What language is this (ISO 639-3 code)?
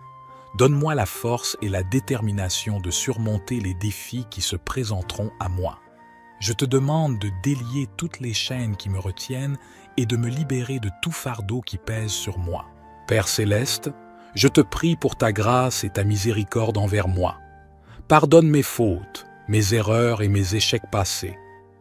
fra